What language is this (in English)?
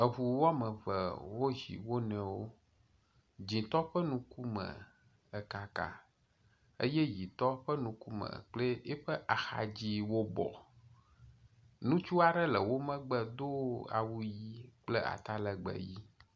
Ewe